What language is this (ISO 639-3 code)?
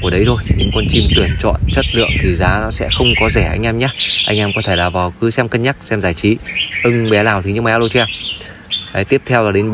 vie